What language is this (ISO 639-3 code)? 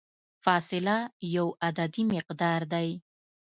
pus